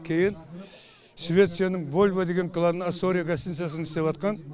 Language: Kazakh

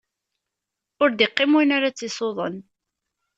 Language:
Kabyle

